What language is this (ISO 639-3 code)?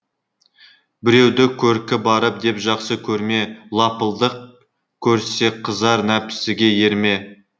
kaz